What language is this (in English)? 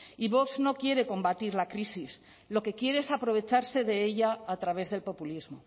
Spanish